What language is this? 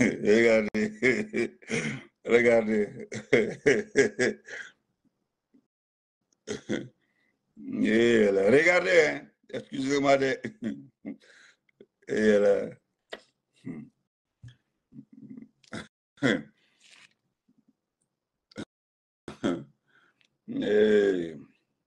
French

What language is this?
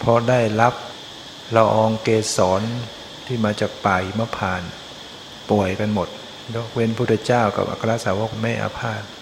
Thai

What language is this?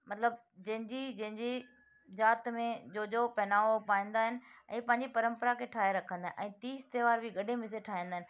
Sindhi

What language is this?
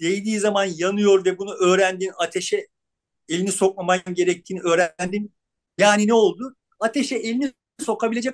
Turkish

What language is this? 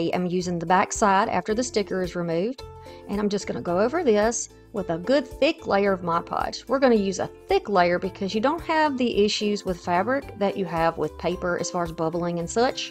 English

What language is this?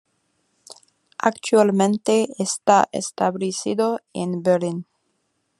Spanish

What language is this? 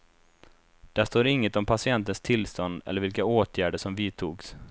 Swedish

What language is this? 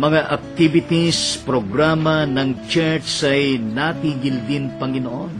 Filipino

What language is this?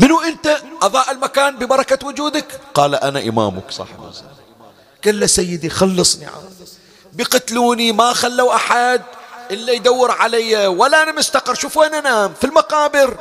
Arabic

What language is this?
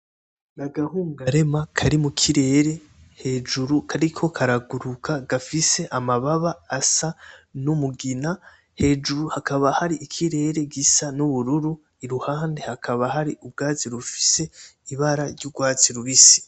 Rundi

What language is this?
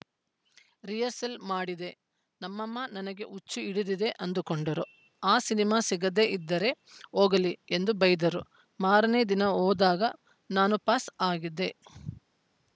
Kannada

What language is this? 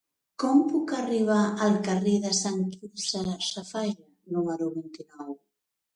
Catalan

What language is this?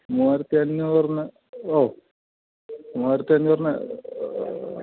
Malayalam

